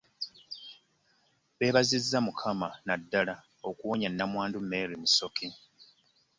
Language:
Ganda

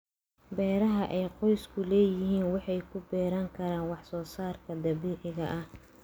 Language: Somali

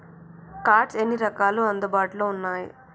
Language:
Telugu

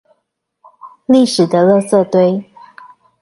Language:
Chinese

